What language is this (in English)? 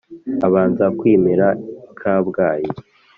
Kinyarwanda